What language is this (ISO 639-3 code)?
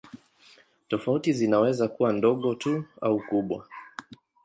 swa